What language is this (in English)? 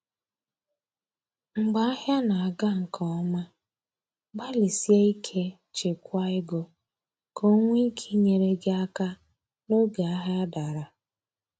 Igbo